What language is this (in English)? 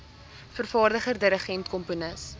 Afrikaans